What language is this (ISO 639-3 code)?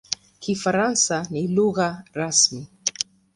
swa